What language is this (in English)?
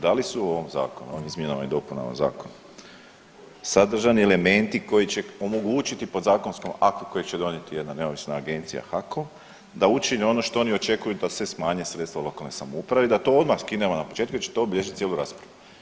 Croatian